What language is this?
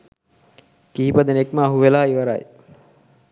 Sinhala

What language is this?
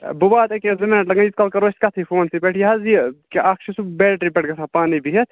Kashmiri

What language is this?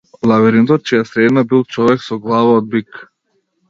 Macedonian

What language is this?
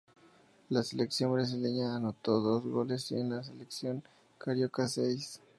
Spanish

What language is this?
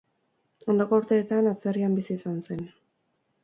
Basque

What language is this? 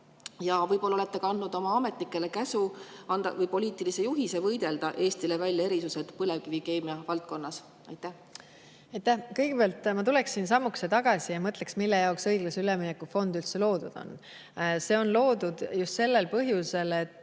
Estonian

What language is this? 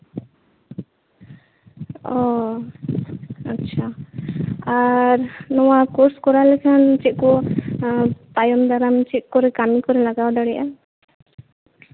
Santali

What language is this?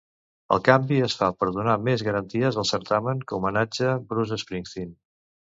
Catalan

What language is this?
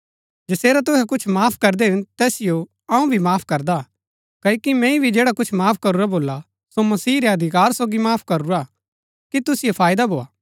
Gaddi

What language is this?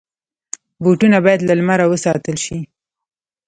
Pashto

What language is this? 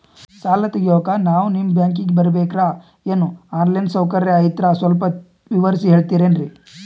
Kannada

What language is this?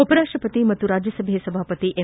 Kannada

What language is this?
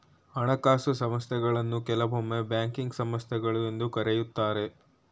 Kannada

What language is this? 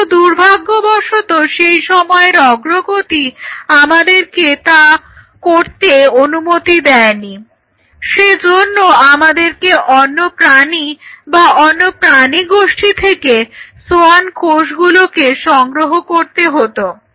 Bangla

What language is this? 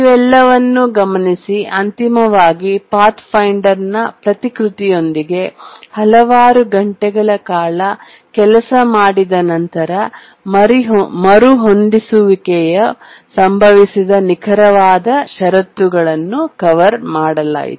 Kannada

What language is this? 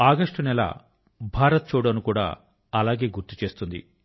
Telugu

